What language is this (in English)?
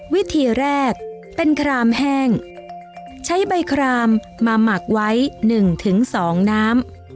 Thai